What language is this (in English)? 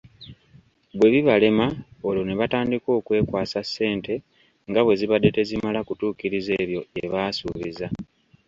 Ganda